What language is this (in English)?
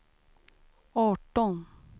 Swedish